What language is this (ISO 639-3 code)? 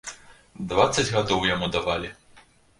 bel